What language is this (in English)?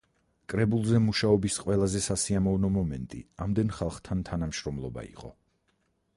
Georgian